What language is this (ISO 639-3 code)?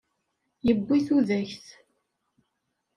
kab